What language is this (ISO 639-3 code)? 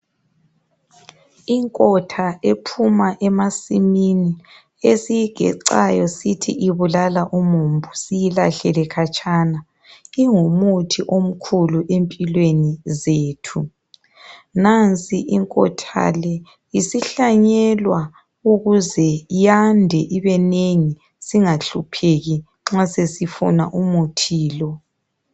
nde